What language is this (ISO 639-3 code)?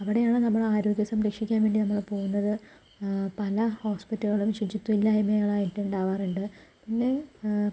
mal